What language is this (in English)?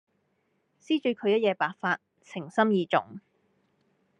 Cantonese